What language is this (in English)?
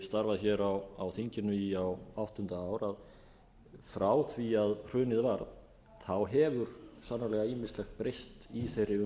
Icelandic